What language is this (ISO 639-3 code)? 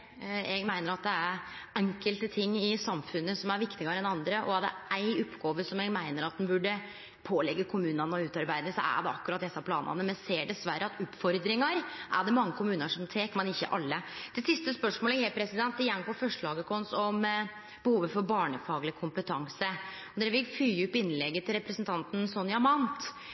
nno